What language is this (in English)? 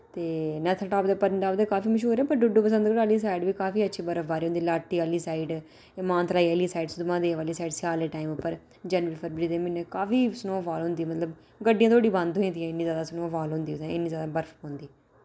Dogri